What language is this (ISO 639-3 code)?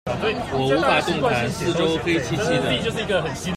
zho